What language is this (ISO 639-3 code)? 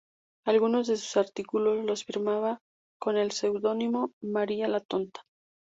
spa